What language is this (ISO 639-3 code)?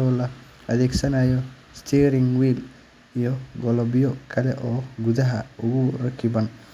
som